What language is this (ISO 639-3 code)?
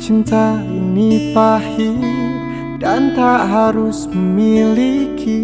ind